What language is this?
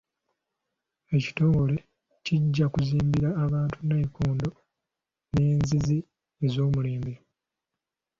Ganda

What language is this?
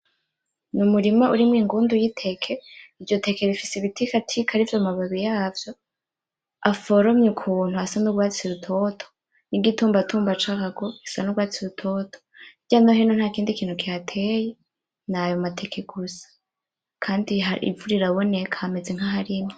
Rundi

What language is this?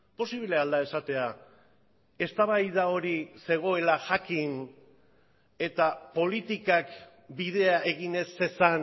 Basque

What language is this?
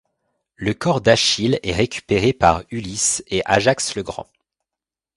French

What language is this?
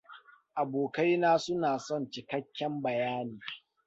Hausa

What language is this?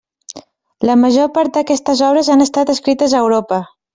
Catalan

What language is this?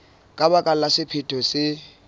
Southern Sotho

